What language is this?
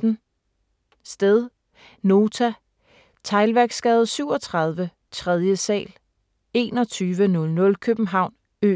Danish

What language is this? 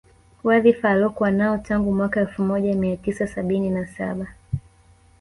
Swahili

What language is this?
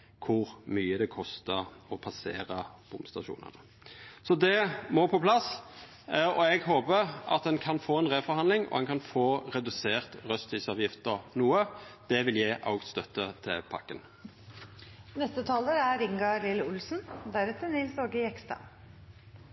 Norwegian Nynorsk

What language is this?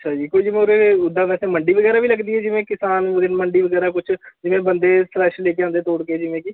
Punjabi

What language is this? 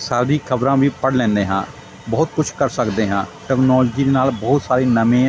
Punjabi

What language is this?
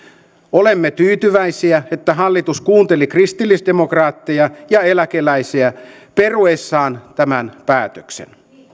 Finnish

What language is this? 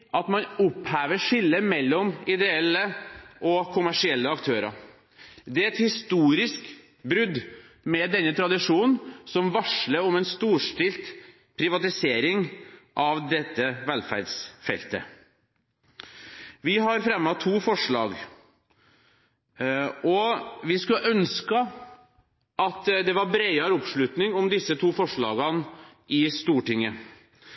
Norwegian Bokmål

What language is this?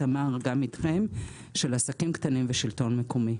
Hebrew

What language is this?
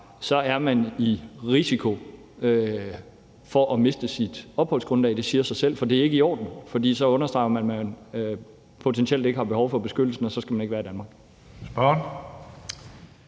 Danish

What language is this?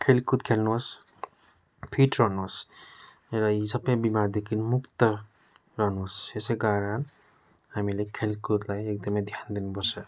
Nepali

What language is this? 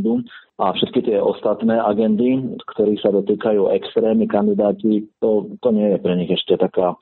Slovak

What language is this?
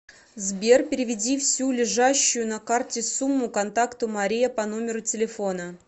Russian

